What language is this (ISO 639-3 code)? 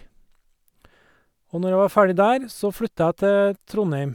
nor